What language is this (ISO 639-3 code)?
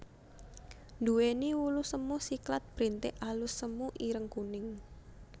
jav